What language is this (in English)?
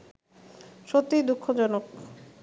Bangla